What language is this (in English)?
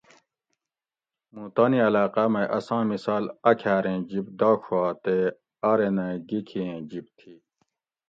Gawri